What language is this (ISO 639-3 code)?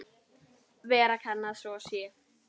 isl